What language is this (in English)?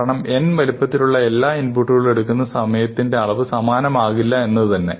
Malayalam